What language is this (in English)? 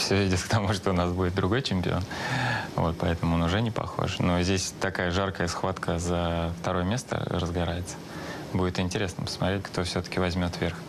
Russian